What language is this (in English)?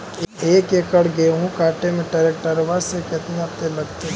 Magahi